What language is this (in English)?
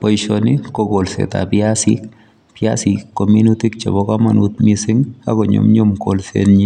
Kalenjin